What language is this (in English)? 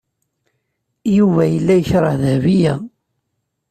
Kabyle